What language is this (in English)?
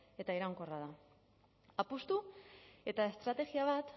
Basque